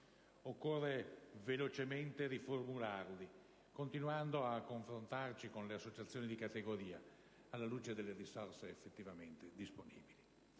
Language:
Italian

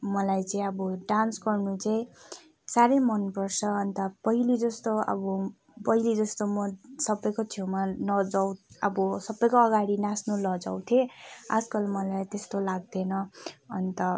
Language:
Nepali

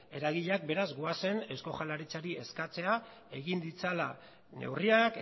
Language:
Basque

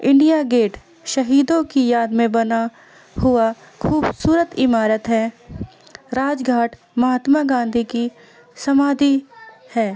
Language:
Urdu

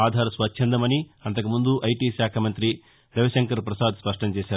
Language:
Telugu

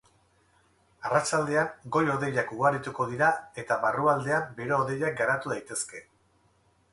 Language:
Basque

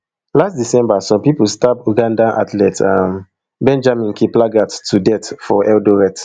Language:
Nigerian Pidgin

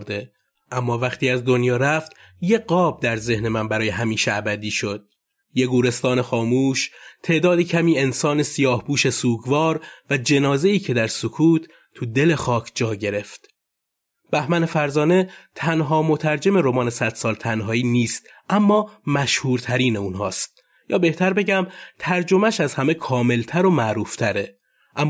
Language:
Persian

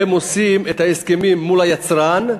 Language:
Hebrew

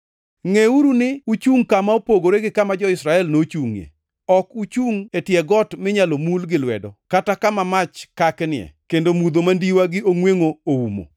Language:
Luo (Kenya and Tanzania)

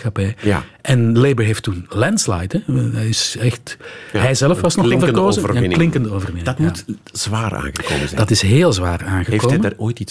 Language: Dutch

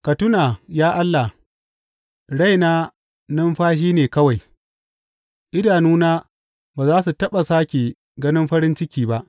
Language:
Hausa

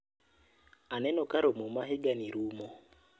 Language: Luo (Kenya and Tanzania)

